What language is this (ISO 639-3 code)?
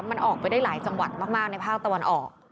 tha